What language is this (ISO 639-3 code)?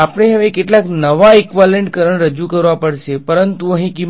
guj